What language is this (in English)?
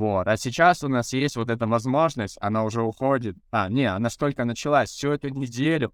Russian